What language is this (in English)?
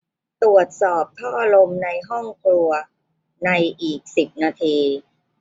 Thai